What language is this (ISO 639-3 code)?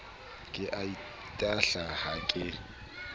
sot